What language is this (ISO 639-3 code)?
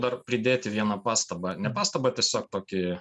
lit